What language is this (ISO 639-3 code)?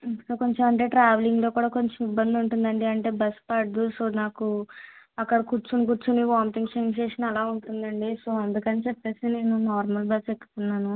tel